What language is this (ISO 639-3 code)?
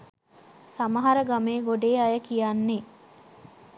sin